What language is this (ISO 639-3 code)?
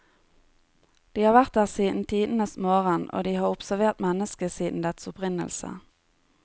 nor